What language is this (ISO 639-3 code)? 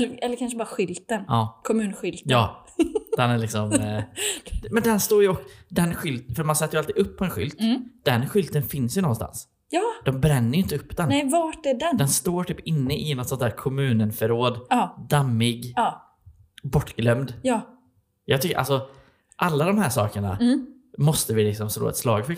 swe